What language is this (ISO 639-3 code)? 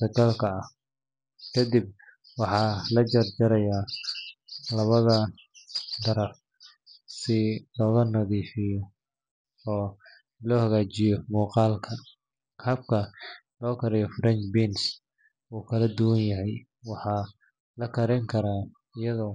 som